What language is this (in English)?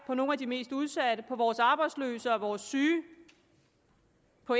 Danish